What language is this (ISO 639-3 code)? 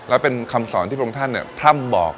tha